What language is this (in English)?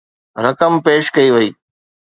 Sindhi